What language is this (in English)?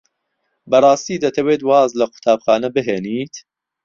Central Kurdish